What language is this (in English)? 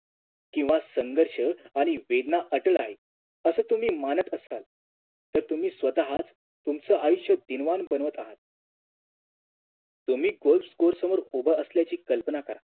Marathi